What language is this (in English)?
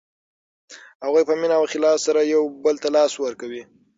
Pashto